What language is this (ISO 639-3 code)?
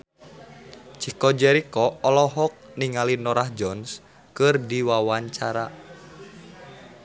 sun